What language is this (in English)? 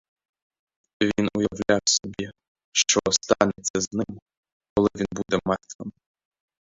Ukrainian